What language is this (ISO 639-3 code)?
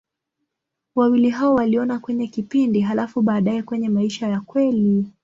swa